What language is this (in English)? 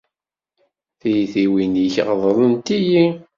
Kabyle